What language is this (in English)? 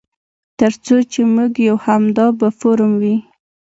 Pashto